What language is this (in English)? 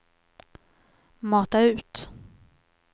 Swedish